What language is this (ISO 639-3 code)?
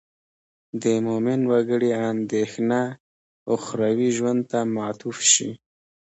pus